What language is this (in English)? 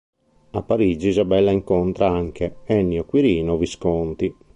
Italian